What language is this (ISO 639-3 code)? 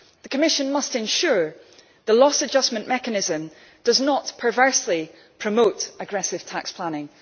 eng